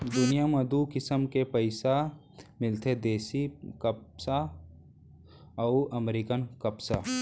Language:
Chhattisgarhi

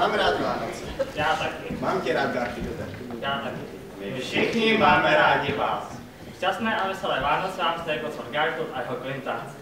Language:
Czech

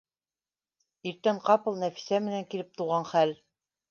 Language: Bashkir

